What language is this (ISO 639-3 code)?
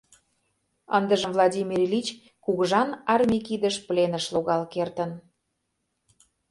chm